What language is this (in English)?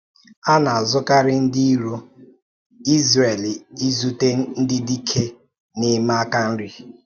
Igbo